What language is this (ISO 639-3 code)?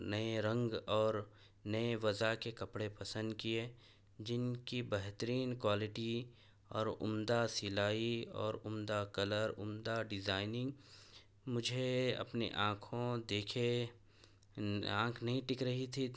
urd